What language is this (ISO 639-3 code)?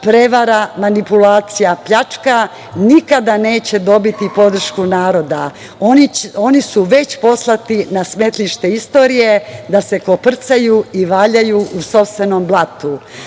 srp